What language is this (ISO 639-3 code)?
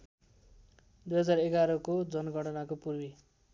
nep